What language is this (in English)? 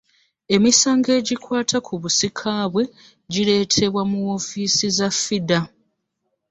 Ganda